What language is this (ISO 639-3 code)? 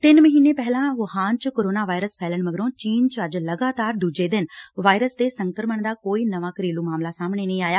pan